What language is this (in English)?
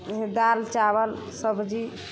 Maithili